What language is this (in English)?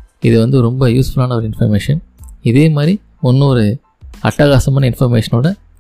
Tamil